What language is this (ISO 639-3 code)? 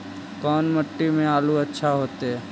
mag